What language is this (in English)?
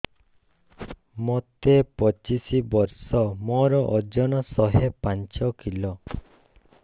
Odia